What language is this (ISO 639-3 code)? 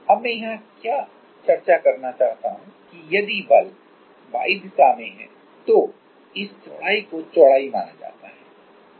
hin